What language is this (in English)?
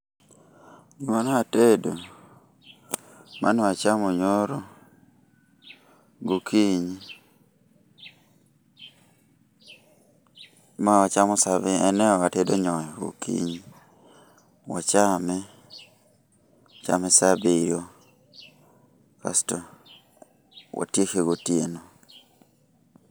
Luo (Kenya and Tanzania)